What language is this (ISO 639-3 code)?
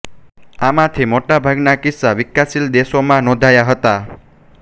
guj